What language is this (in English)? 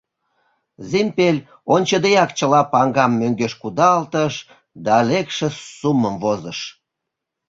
Mari